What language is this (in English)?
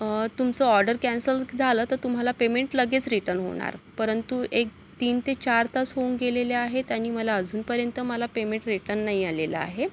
Marathi